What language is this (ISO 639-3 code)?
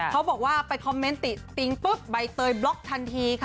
tha